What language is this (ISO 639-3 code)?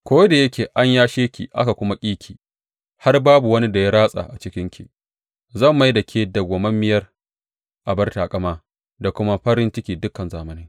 hau